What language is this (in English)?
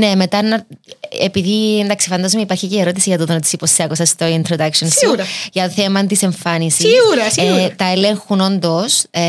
Greek